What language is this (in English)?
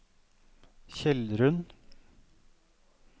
Norwegian